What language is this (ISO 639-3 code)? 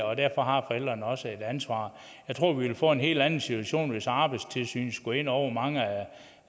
dan